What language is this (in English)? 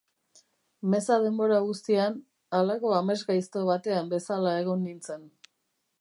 Basque